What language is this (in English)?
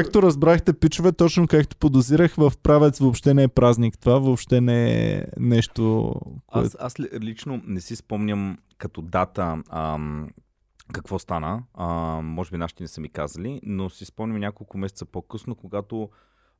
Bulgarian